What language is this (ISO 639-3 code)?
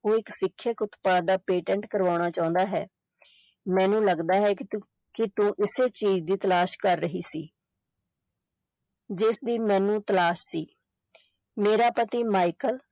pan